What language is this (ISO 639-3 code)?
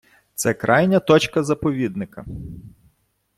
ukr